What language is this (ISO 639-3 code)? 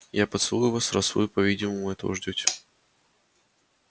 rus